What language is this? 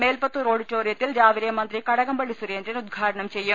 Malayalam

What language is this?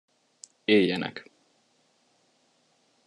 Hungarian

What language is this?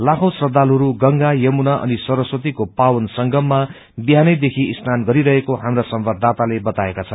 Nepali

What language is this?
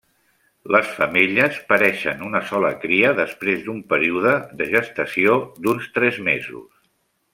Catalan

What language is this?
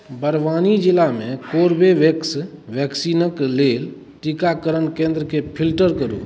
Maithili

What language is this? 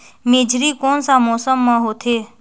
Chhattisgarhi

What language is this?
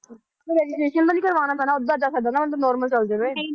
Punjabi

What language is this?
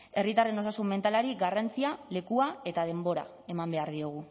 Basque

